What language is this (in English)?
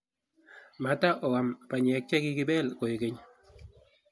Kalenjin